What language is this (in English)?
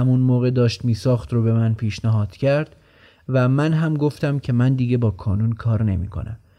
Persian